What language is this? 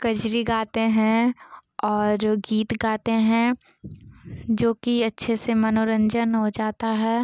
Hindi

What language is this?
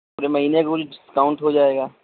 Urdu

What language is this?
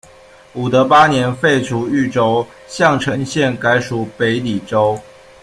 Chinese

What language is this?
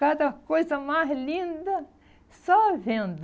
Portuguese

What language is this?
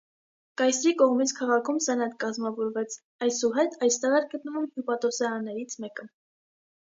Armenian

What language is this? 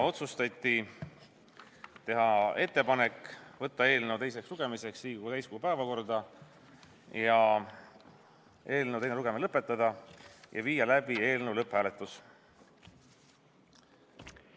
Estonian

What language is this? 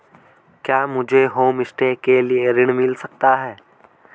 Hindi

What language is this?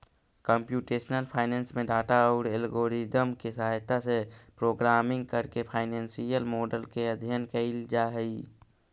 Magahi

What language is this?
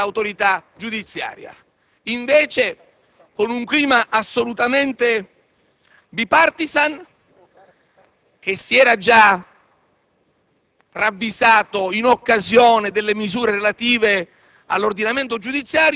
Italian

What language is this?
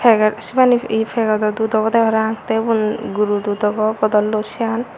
Chakma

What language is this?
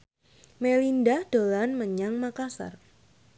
Javanese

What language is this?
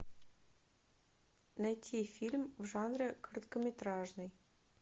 Russian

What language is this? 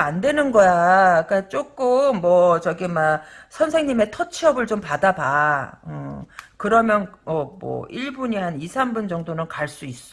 Korean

